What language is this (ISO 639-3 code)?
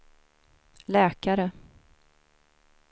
swe